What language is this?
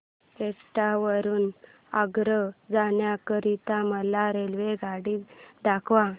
Marathi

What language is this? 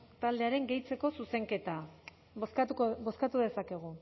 Basque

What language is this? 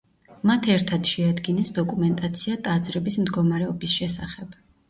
Georgian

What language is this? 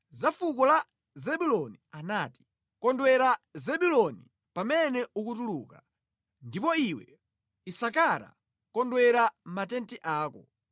Nyanja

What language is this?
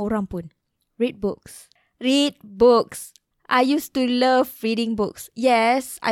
Malay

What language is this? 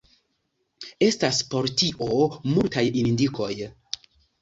Esperanto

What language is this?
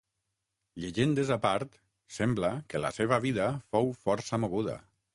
Catalan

